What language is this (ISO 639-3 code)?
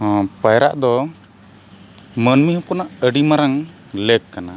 sat